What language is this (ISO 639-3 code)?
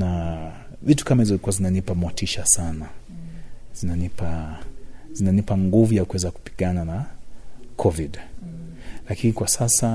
swa